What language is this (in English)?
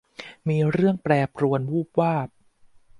Thai